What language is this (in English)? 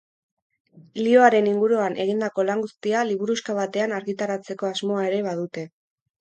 Basque